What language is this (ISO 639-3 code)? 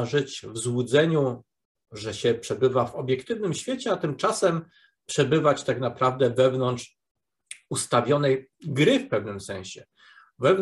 pol